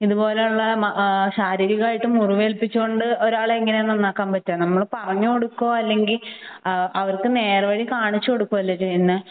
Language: Malayalam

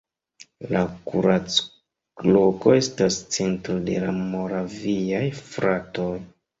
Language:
Esperanto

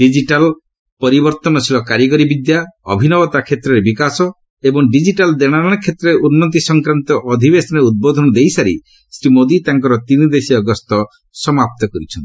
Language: Odia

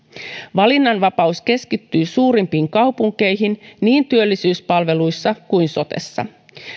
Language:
Finnish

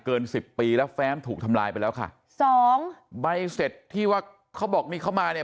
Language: Thai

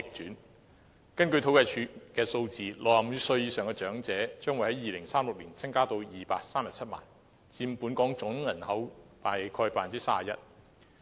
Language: Cantonese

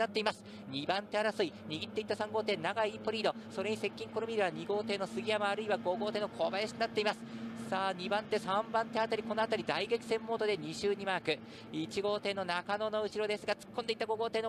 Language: Japanese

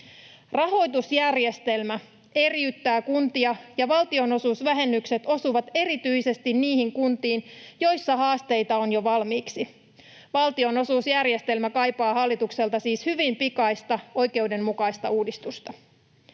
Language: Finnish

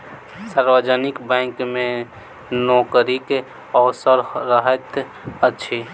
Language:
Maithili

